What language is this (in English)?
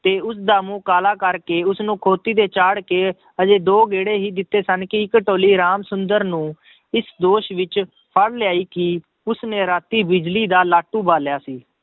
Punjabi